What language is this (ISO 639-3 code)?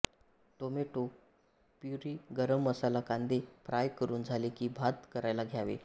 mar